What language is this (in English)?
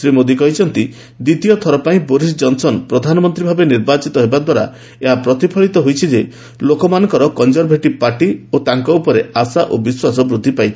Odia